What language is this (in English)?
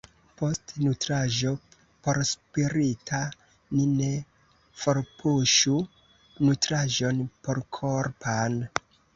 Esperanto